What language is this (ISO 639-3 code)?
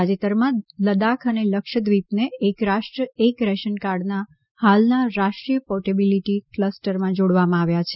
guj